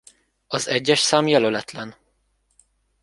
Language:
Hungarian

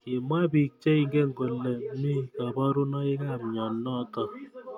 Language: Kalenjin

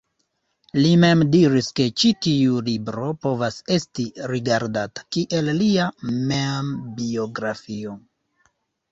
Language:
Esperanto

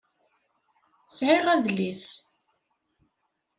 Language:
Kabyle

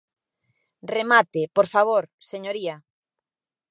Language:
Galician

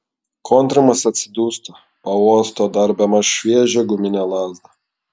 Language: Lithuanian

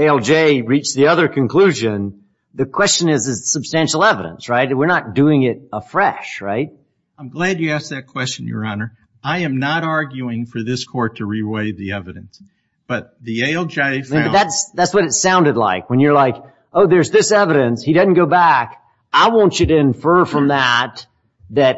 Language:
English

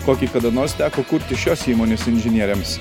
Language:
Lithuanian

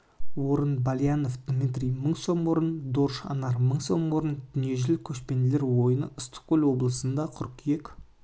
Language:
Kazakh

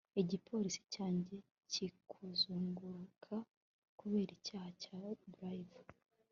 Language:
Kinyarwanda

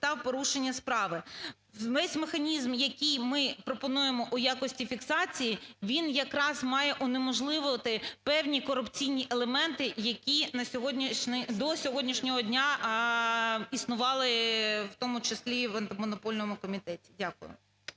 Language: Ukrainian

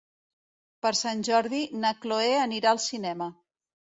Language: Catalan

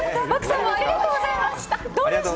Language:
Japanese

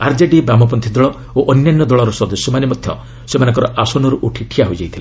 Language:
Odia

